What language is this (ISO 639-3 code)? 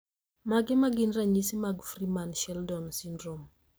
luo